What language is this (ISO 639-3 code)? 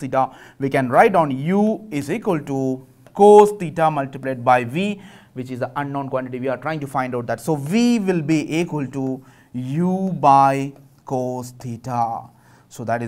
eng